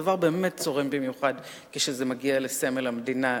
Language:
Hebrew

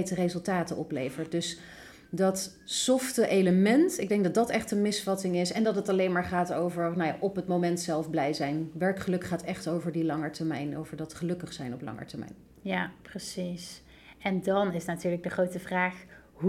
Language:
Dutch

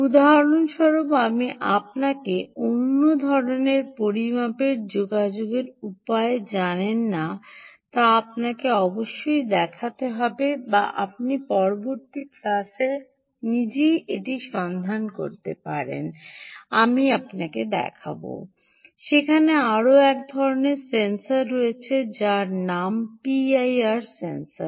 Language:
Bangla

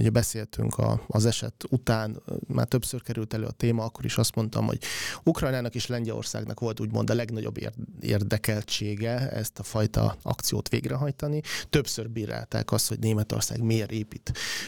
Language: Hungarian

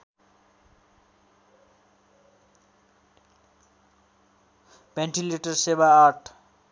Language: Nepali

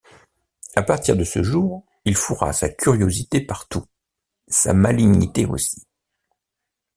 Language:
French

